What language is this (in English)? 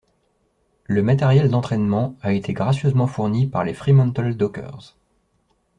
French